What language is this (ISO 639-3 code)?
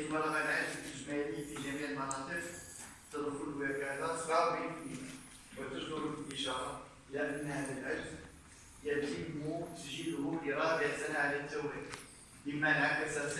ara